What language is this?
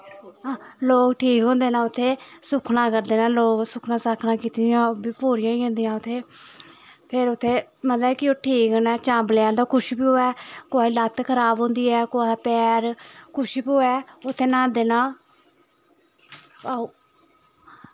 Dogri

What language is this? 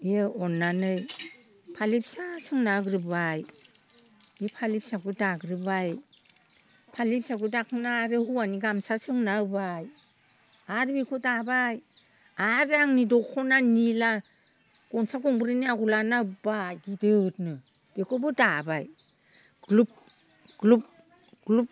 Bodo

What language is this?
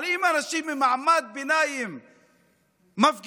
Hebrew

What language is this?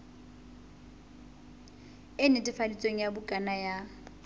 Southern Sotho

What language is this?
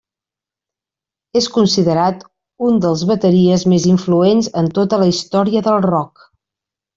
Catalan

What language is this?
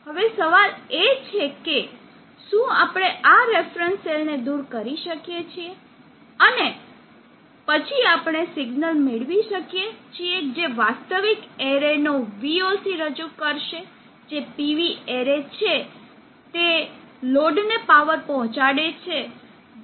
Gujarati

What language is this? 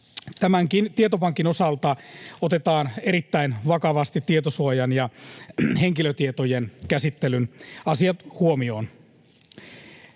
Finnish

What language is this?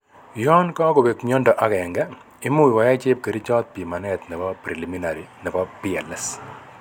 Kalenjin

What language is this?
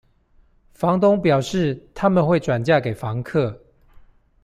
Chinese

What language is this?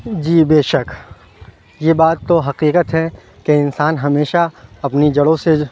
Urdu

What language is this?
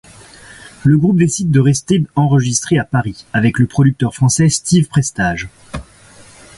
French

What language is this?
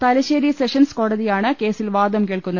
Malayalam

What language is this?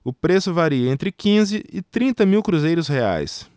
Portuguese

